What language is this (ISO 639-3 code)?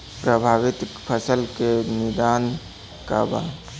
bho